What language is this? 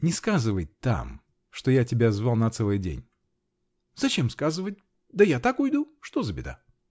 Russian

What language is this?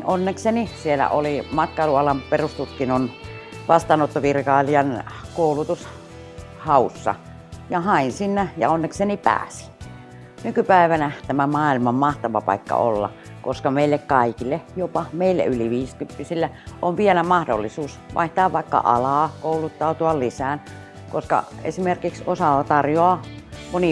Finnish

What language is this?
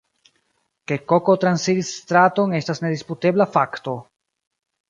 Esperanto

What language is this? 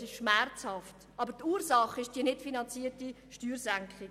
Swiss German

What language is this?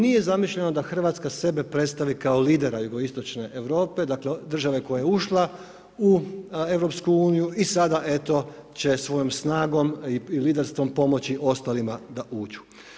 Croatian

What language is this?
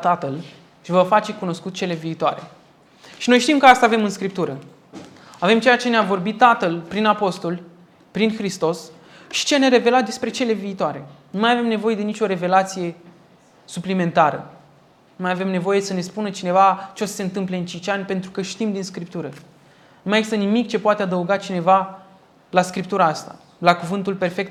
Romanian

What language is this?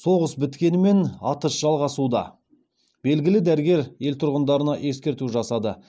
Kazakh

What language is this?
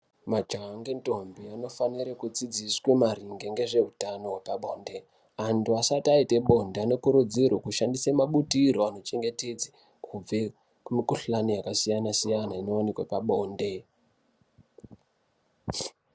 Ndau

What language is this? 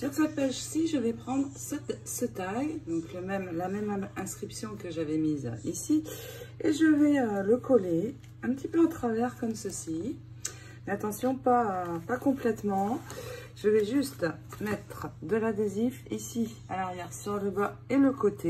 French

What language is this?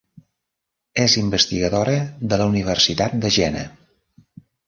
Catalan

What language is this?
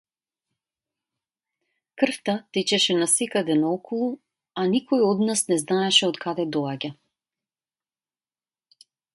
Macedonian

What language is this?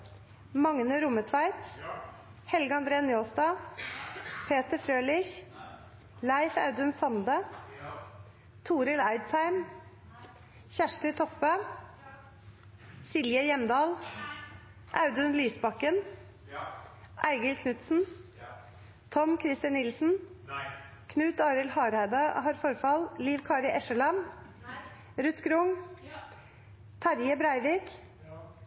Norwegian Nynorsk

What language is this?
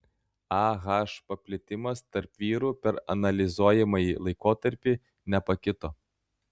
Lithuanian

